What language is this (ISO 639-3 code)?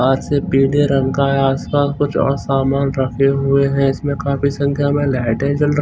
hin